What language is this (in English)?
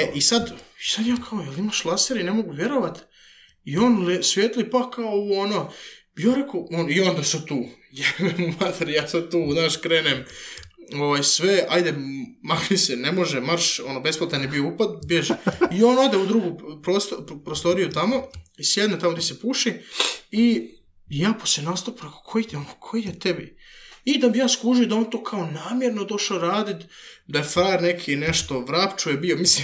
Croatian